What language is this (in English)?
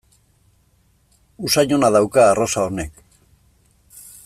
Basque